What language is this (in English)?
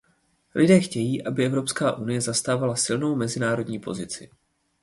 Czech